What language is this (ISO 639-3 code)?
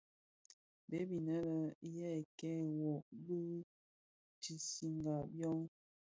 ksf